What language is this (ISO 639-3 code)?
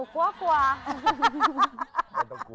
tha